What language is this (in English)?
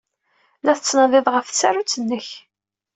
Kabyle